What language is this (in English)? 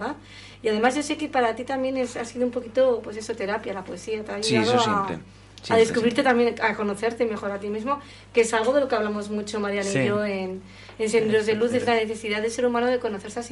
Spanish